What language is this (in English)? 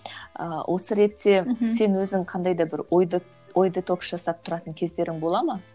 Kazakh